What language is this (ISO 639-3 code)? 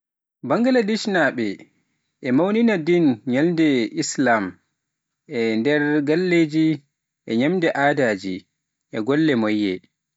fuf